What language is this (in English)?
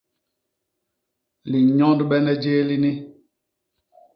Basaa